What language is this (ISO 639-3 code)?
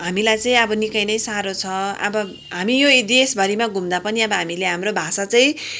nep